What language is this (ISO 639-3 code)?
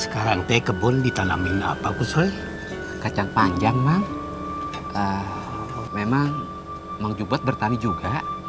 ind